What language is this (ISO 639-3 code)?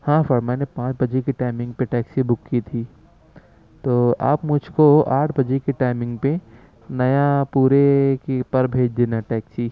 urd